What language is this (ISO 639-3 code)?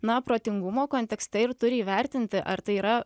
lit